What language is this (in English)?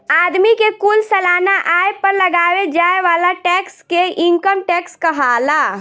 Bhojpuri